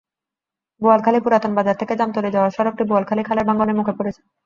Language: Bangla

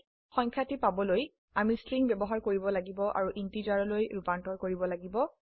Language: Assamese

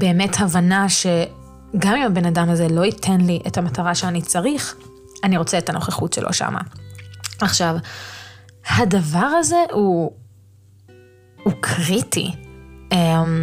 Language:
Hebrew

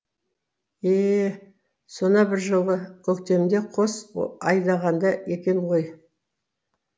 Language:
Kazakh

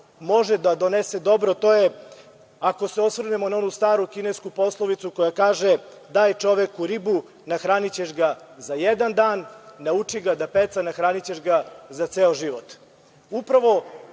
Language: Serbian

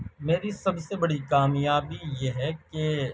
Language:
Urdu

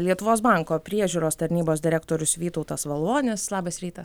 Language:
Lithuanian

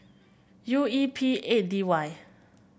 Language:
English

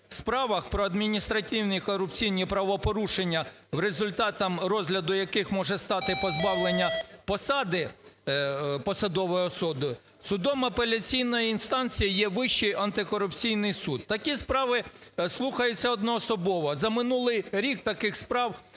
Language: Ukrainian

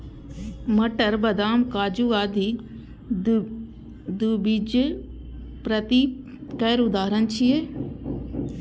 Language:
Maithili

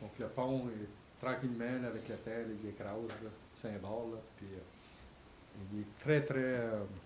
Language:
French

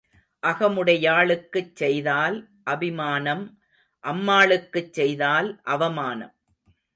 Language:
Tamil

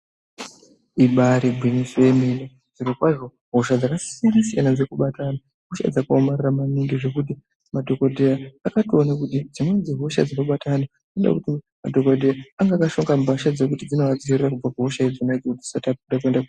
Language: Ndau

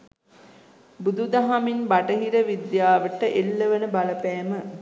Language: Sinhala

